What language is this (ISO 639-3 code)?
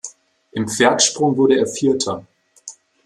deu